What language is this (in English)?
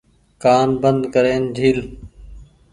Goaria